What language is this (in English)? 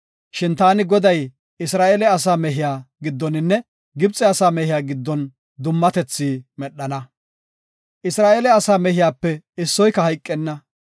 Gofa